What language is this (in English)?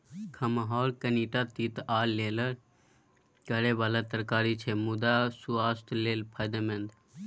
Maithili